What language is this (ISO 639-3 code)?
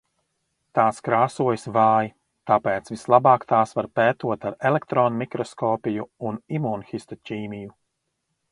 lav